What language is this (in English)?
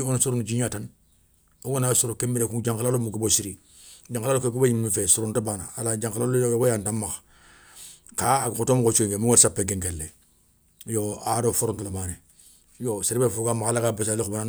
Soninke